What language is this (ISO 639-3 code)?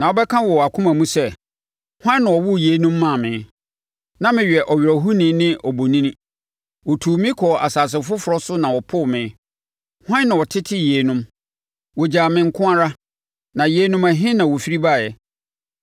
aka